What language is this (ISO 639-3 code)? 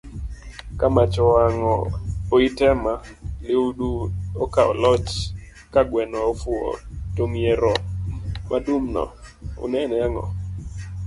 luo